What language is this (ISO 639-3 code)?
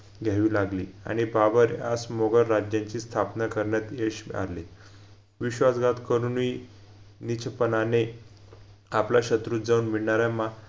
mar